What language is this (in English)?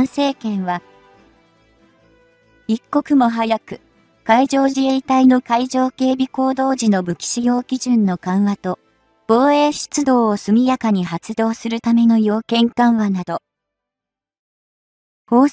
Japanese